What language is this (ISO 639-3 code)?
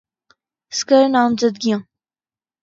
urd